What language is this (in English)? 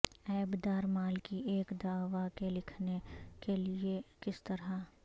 Urdu